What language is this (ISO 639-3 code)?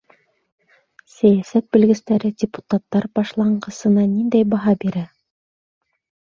bak